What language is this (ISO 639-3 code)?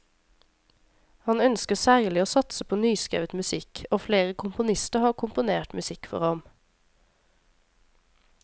nor